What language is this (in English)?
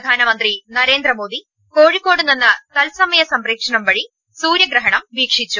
Malayalam